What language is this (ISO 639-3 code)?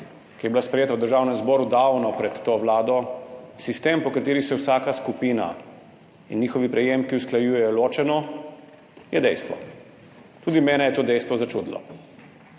slv